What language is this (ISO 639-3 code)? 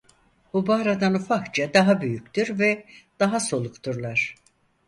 tur